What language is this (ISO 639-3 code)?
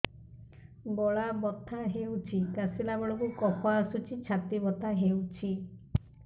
ori